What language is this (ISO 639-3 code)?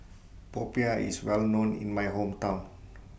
eng